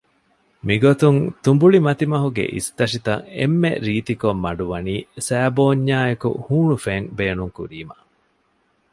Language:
Divehi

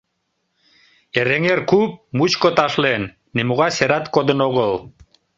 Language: Mari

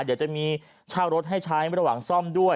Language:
Thai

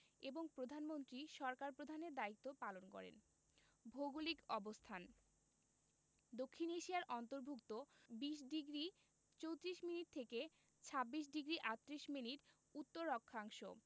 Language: Bangla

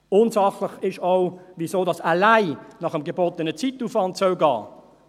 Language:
Swiss German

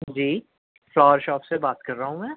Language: Urdu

